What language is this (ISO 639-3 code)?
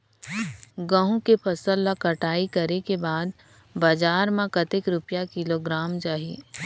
hne